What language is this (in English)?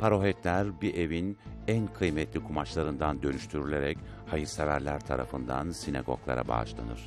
Turkish